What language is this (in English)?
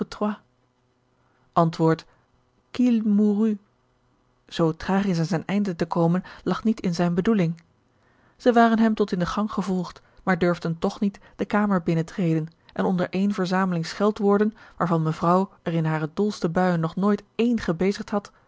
Dutch